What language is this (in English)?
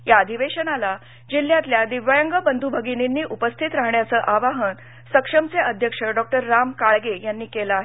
Marathi